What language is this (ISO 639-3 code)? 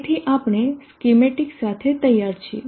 guj